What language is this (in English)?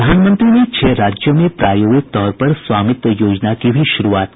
Hindi